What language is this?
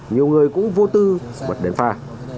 Vietnamese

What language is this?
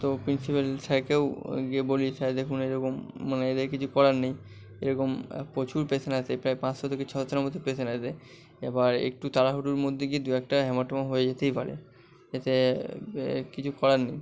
Bangla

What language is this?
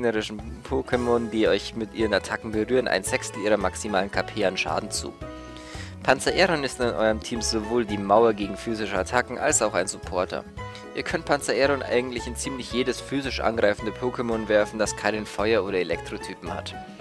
German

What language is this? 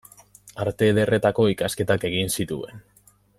Basque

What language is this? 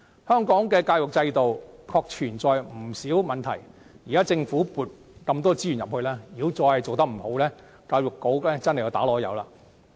Cantonese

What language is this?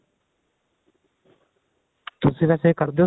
Punjabi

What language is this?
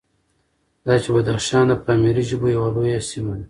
Pashto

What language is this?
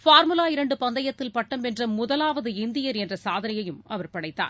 Tamil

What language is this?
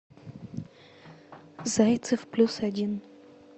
Russian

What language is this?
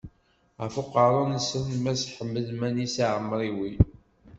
Kabyle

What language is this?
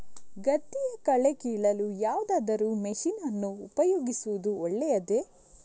Kannada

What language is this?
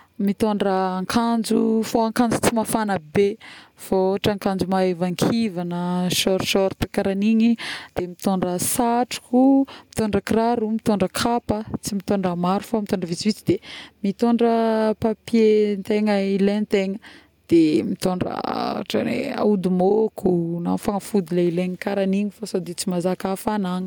Northern Betsimisaraka Malagasy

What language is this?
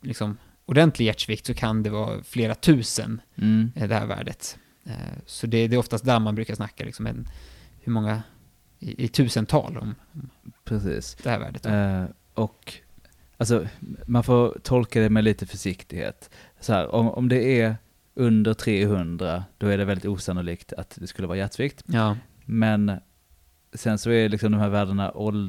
Swedish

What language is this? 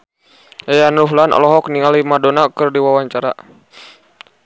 Sundanese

